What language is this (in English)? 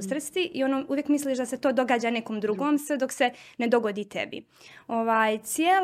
Croatian